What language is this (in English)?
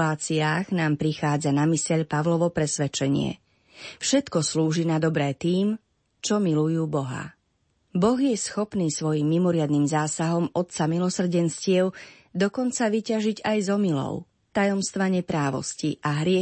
Slovak